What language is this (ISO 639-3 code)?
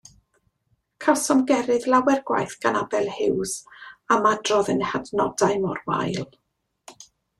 cym